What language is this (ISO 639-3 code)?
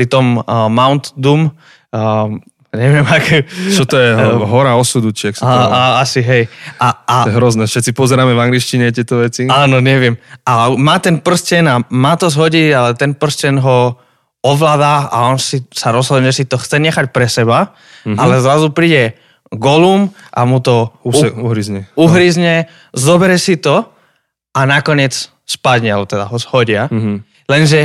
slk